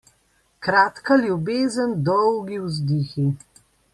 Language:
Slovenian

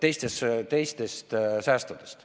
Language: Estonian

